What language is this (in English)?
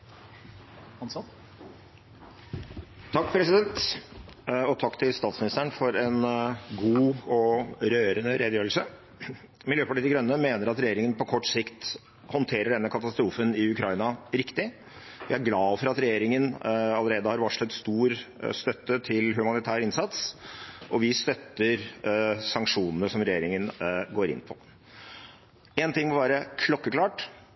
Norwegian Bokmål